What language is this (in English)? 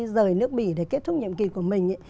Vietnamese